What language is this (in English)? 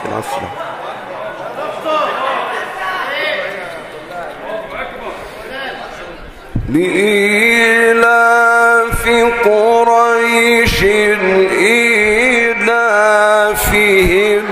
Arabic